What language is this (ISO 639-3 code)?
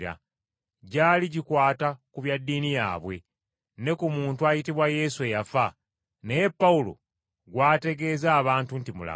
lug